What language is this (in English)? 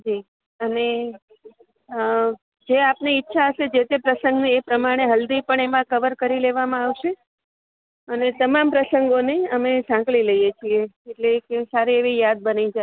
Gujarati